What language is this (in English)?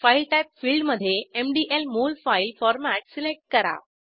Marathi